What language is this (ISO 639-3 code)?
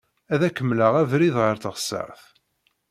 kab